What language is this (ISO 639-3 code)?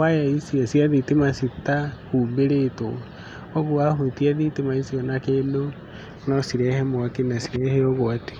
kik